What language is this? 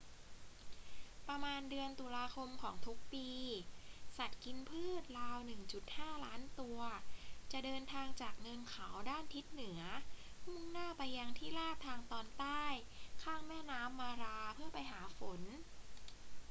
Thai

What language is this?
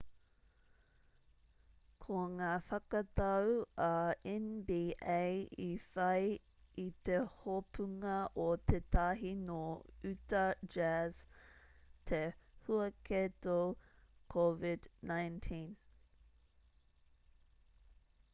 Māori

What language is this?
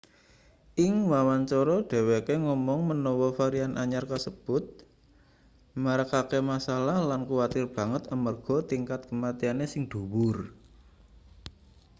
Javanese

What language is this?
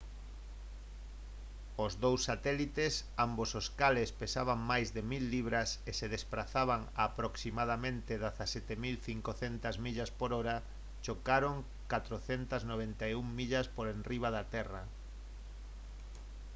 Galician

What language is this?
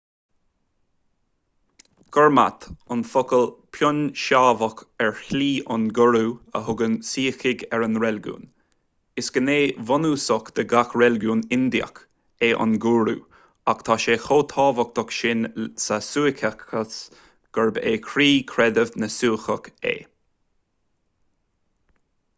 Irish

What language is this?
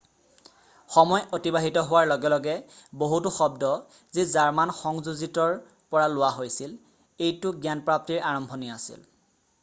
Assamese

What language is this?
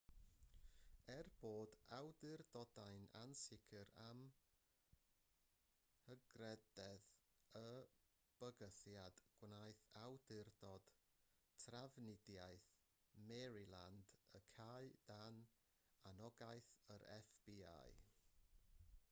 Welsh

